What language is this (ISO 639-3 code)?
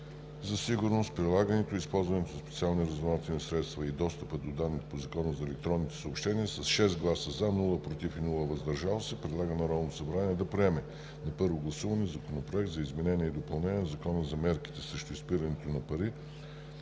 bul